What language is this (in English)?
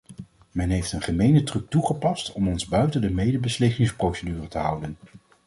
Dutch